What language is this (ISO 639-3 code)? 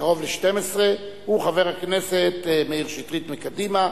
heb